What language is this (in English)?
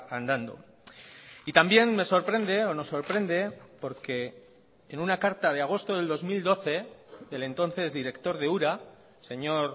Spanish